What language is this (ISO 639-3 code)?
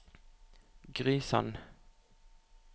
nor